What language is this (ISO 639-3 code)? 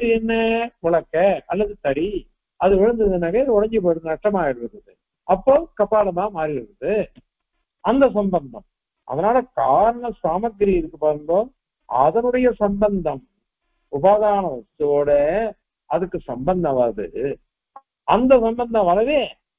tam